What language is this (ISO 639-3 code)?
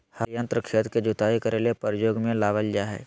mag